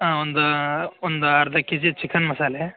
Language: Kannada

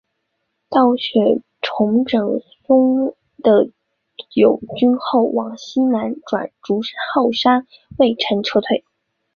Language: Chinese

